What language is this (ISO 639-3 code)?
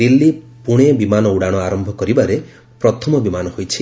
ori